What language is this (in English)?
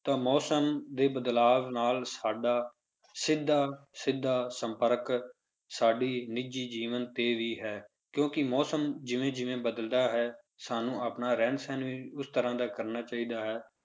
Punjabi